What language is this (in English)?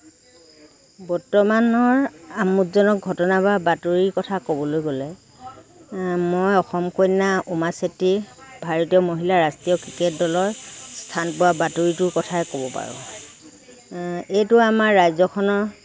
Assamese